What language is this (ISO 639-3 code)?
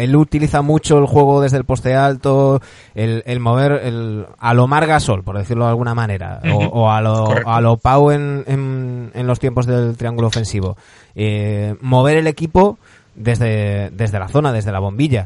spa